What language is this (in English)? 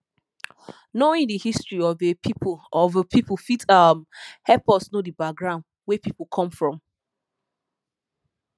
Nigerian Pidgin